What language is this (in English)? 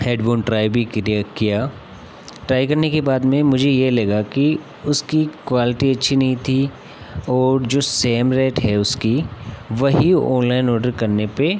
Hindi